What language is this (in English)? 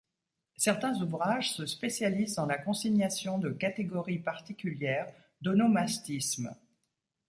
French